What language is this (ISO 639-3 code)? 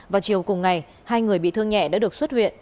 vie